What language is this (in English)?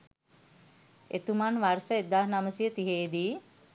Sinhala